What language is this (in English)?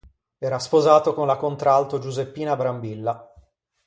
Italian